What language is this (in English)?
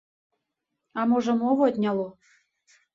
Belarusian